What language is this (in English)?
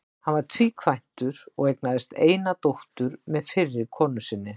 Icelandic